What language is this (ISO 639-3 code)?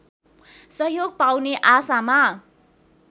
nep